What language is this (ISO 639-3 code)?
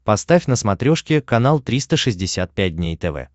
rus